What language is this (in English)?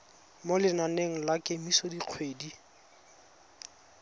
Tswana